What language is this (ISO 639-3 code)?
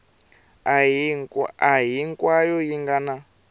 tso